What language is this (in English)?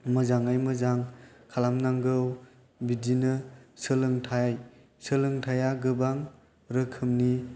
Bodo